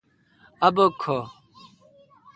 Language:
Kalkoti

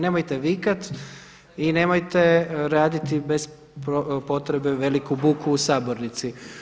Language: Croatian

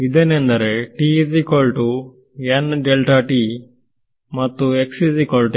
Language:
Kannada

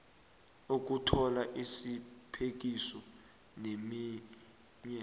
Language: South Ndebele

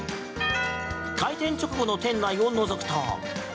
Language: Japanese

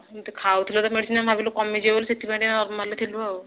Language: Odia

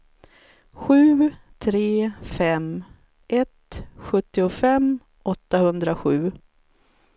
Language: Swedish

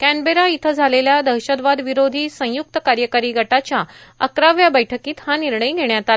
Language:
Marathi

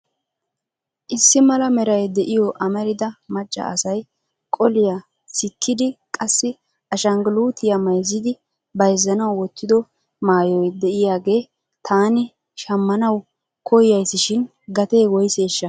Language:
Wolaytta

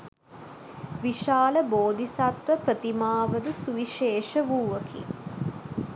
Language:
Sinhala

